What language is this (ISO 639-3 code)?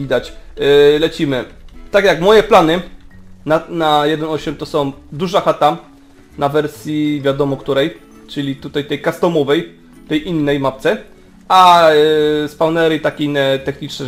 pol